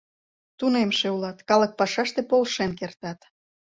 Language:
Mari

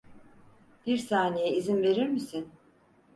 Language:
Turkish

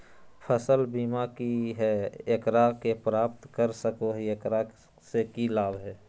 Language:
Magahi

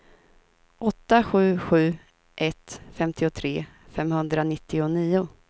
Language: Swedish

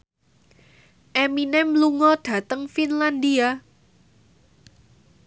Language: Javanese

